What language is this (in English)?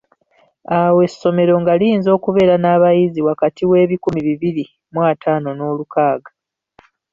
Ganda